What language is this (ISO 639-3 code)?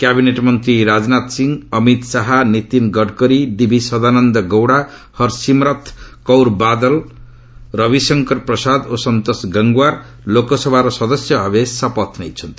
ori